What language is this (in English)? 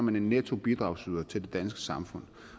Danish